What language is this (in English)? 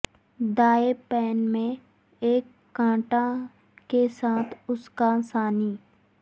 Urdu